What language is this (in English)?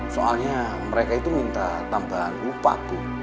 Indonesian